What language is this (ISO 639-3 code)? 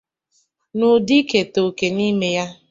ibo